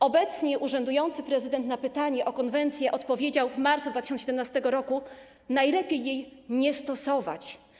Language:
Polish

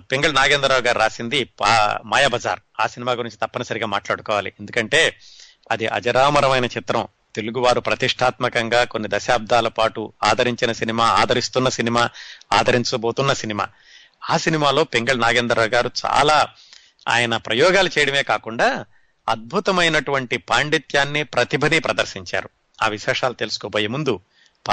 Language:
Telugu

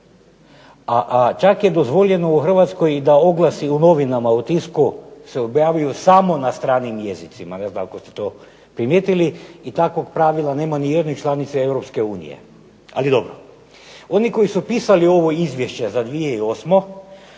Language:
Croatian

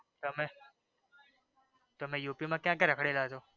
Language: Gujarati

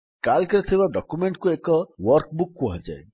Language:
Odia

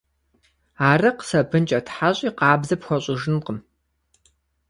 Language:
Kabardian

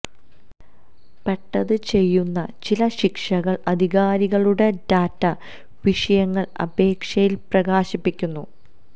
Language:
Malayalam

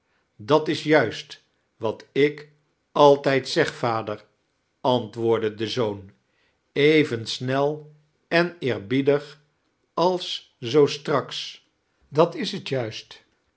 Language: Dutch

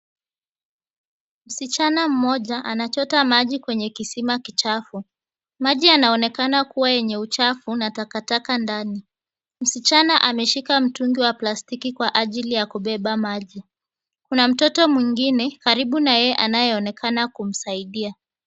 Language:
Swahili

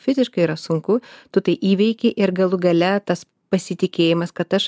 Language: Lithuanian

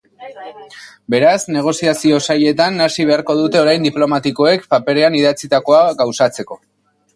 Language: Basque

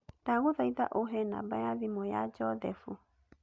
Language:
Kikuyu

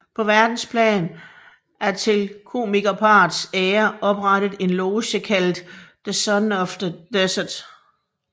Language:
Danish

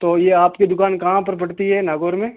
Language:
Hindi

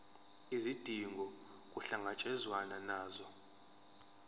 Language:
Zulu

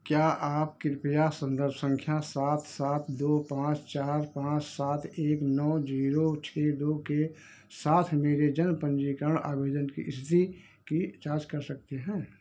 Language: Hindi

